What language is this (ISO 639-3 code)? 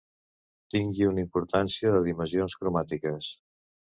cat